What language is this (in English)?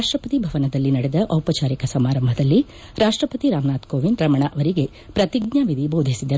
Kannada